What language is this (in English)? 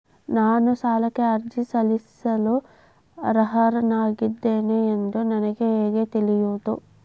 Kannada